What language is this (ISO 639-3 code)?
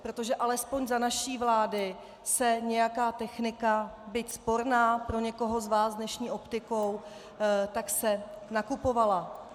ces